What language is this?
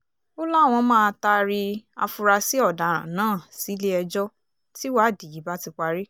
Yoruba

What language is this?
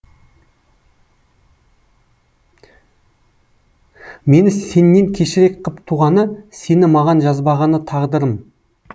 Kazakh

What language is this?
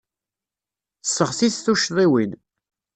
Kabyle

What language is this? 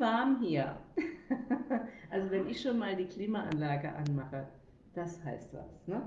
German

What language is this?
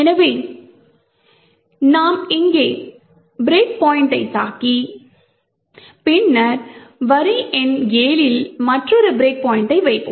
Tamil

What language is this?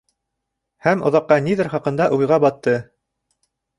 Bashkir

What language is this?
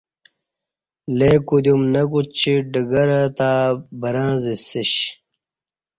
Kati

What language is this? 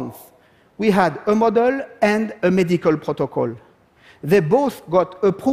French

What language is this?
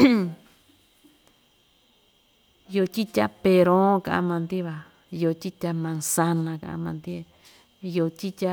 Ixtayutla Mixtec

